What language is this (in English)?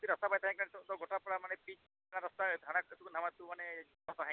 Santali